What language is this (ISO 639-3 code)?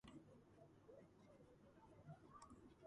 kat